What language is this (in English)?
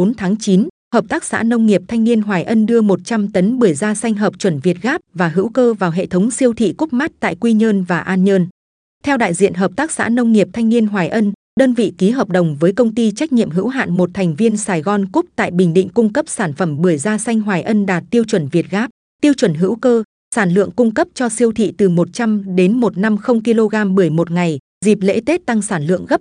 Vietnamese